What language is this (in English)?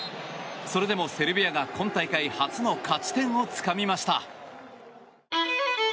Japanese